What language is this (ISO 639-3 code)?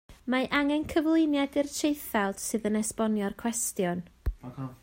cym